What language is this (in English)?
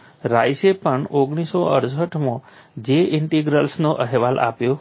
Gujarati